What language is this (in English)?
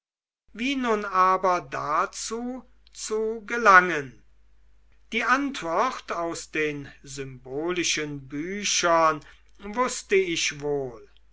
German